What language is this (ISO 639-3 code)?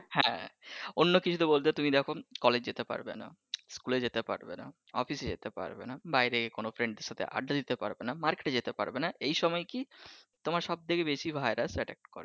ben